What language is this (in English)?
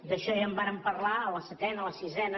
Catalan